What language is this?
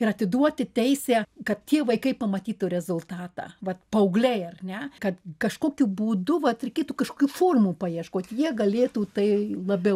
Lithuanian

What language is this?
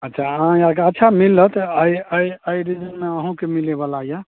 Maithili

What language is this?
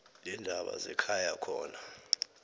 South Ndebele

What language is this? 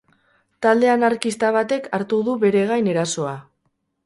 Basque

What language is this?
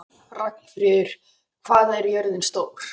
Icelandic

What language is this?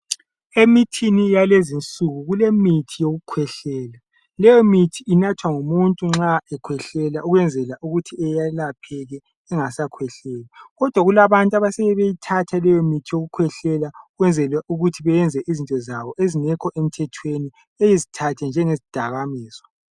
North Ndebele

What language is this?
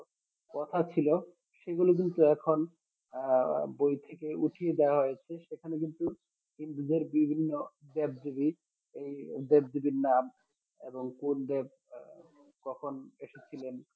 Bangla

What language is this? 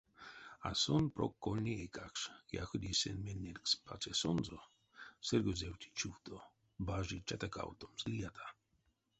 Erzya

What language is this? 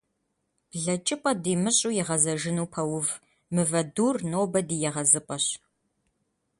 Kabardian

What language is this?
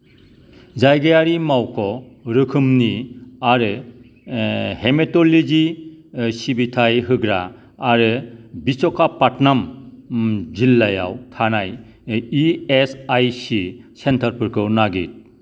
Bodo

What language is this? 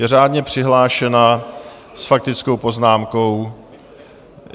Czech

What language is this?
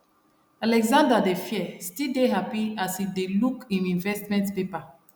Nigerian Pidgin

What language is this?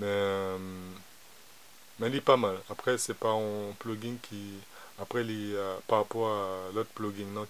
French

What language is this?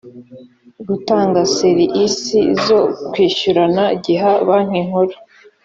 Kinyarwanda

